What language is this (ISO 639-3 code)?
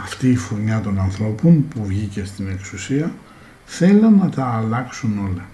ell